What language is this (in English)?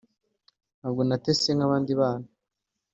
Kinyarwanda